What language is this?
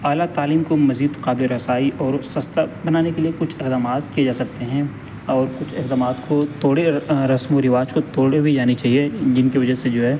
Urdu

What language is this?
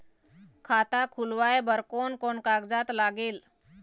Chhattisgarhi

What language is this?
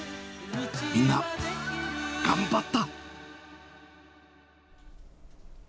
Japanese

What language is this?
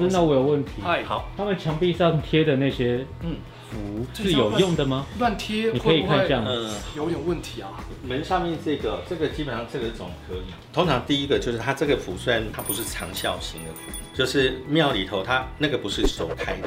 Chinese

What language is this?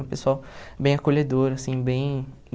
Portuguese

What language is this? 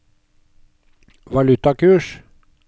Norwegian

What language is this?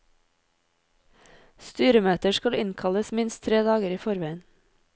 Norwegian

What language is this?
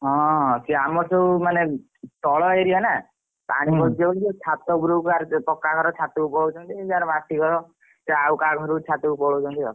Odia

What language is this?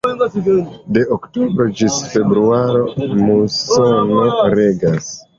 Esperanto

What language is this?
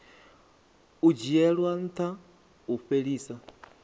Venda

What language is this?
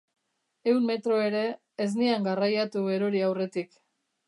Basque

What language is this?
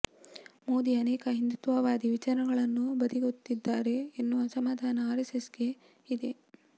Kannada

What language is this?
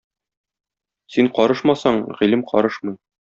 Tatar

